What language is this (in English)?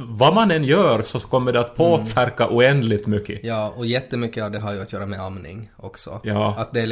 Swedish